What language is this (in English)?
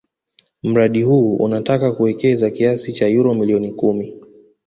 Swahili